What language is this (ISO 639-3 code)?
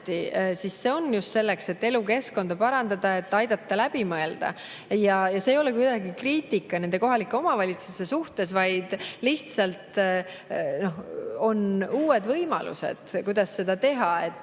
est